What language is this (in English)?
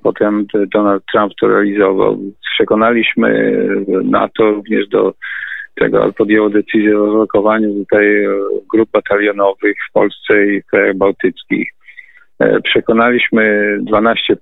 Polish